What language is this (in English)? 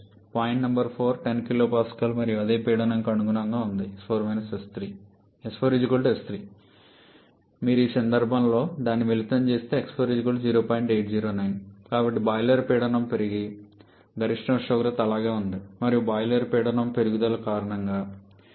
Telugu